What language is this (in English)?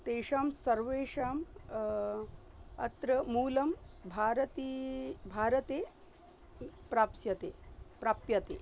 Sanskrit